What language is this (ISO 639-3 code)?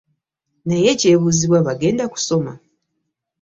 lug